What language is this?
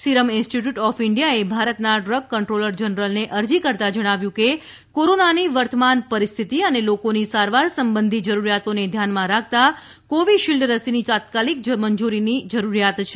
Gujarati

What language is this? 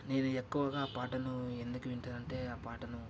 Telugu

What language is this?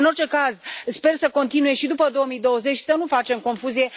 Romanian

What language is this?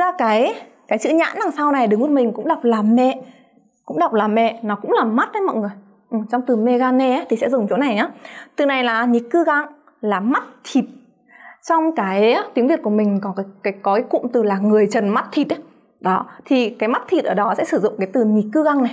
Vietnamese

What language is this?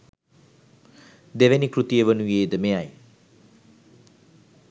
Sinhala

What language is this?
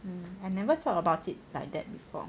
English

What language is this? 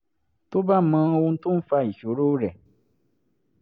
Yoruba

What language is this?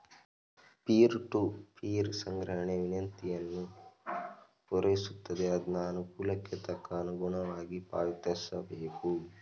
Kannada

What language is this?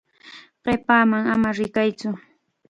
Chiquián Ancash Quechua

